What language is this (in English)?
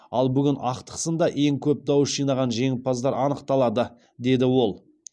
Kazakh